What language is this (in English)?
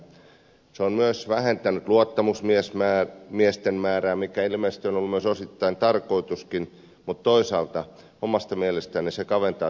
Finnish